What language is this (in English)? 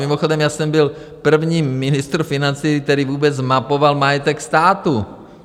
Czech